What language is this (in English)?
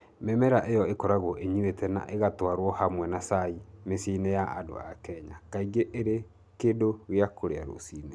Kikuyu